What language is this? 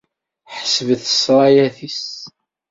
Kabyle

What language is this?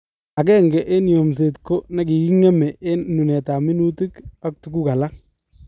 Kalenjin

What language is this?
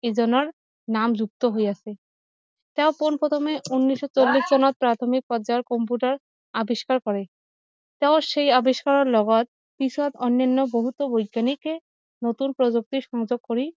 Assamese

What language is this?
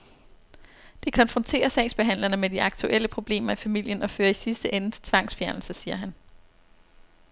Danish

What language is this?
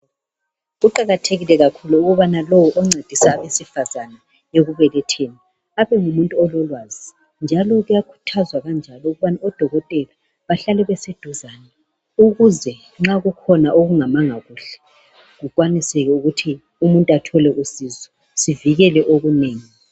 North Ndebele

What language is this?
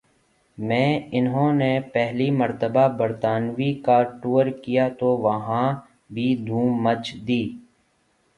Urdu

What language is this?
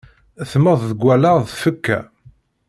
Kabyle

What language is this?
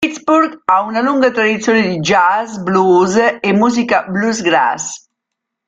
Italian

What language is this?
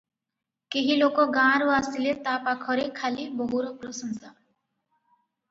Odia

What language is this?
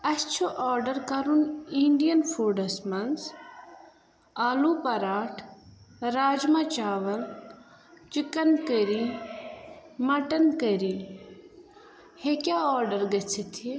Kashmiri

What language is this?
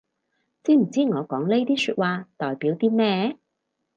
Cantonese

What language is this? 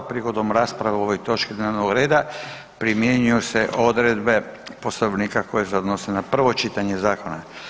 Croatian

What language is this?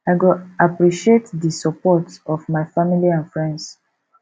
Nigerian Pidgin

